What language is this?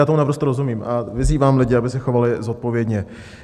Czech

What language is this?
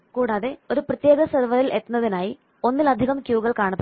Malayalam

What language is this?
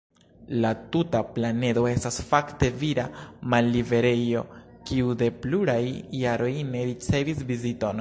Esperanto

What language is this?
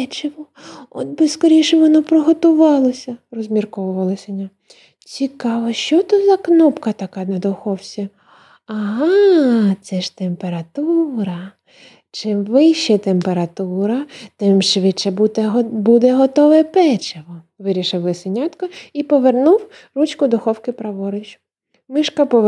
Ukrainian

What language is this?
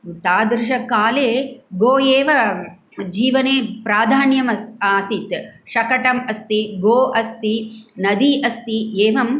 Sanskrit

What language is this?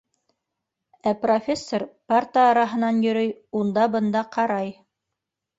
Bashkir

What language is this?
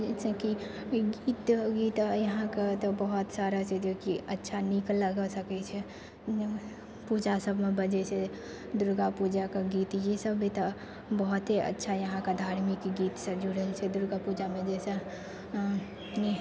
Maithili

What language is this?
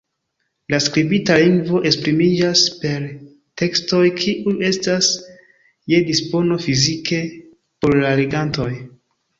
Esperanto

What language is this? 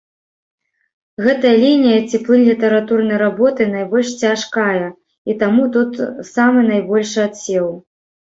Belarusian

